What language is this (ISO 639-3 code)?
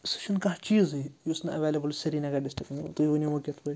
kas